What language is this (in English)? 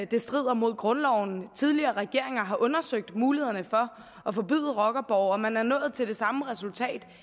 Danish